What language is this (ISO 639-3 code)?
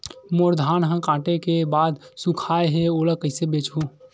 hne